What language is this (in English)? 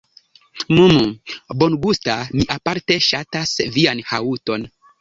Esperanto